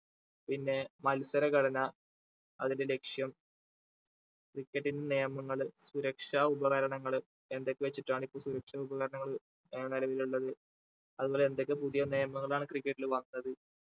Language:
Malayalam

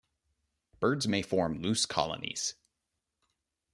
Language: English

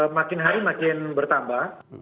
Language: Indonesian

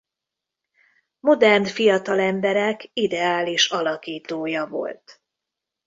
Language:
Hungarian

